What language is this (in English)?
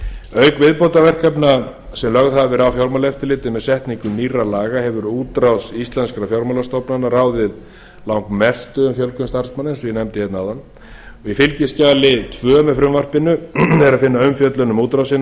Icelandic